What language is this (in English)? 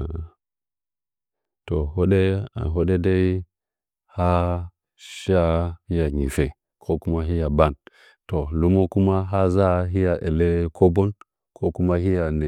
Nzanyi